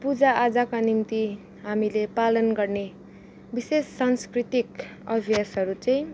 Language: Nepali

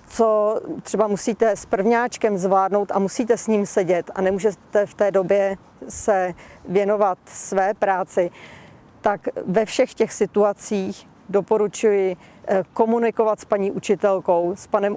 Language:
Czech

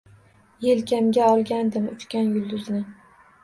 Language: Uzbek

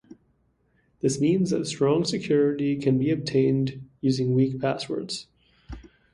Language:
English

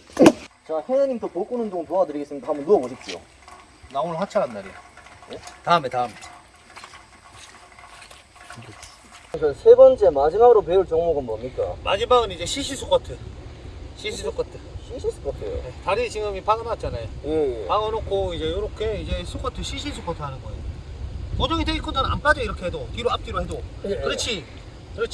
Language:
Korean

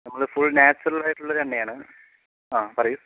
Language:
Malayalam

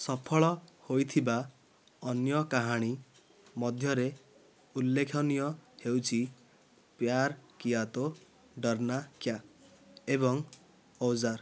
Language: Odia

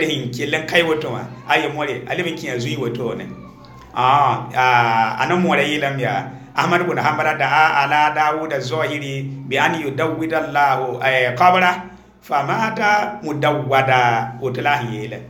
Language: Arabic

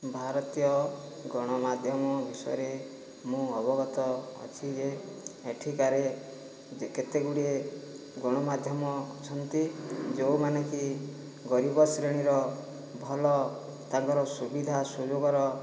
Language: Odia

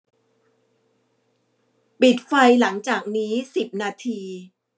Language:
Thai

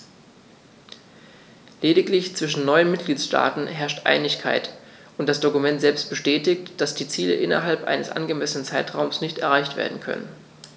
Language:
German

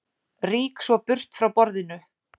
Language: Icelandic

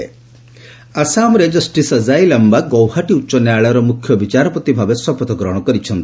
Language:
Odia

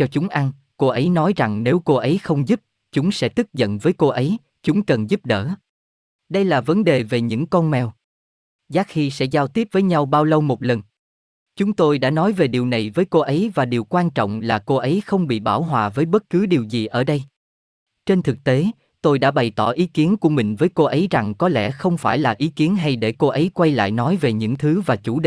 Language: Vietnamese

